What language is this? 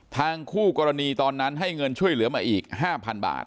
Thai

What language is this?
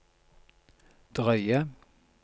Norwegian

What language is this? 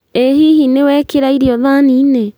Kikuyu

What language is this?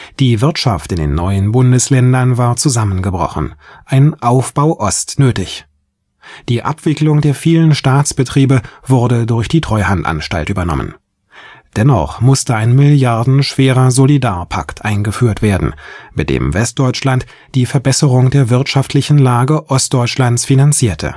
German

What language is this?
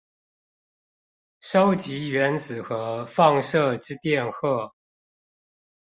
Chinese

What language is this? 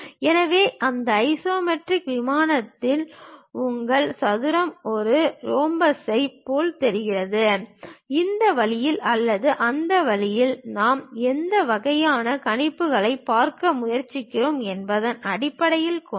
Tamil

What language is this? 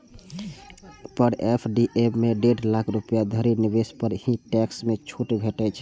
Maithili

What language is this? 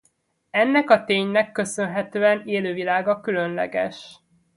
Hungarian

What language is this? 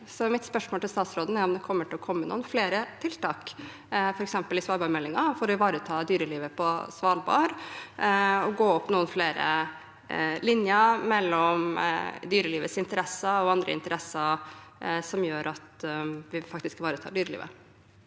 Norwegian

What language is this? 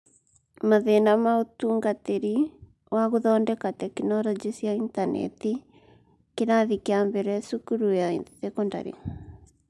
Kikuyu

